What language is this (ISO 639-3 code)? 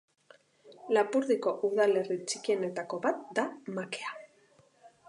eus